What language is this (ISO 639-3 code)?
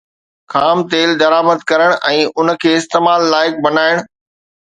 snd